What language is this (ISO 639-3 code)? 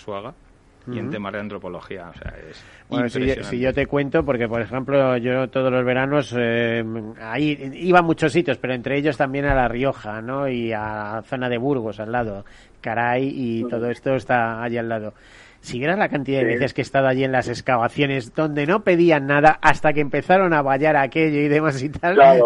spa